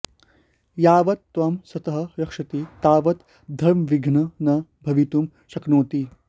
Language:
Sanskrit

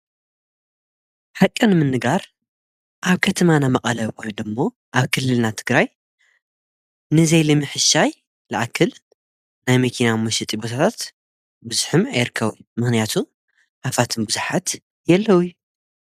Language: Tigrinya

